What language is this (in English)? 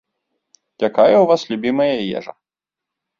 Belarusian